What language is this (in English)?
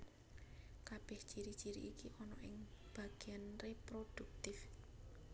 Javanese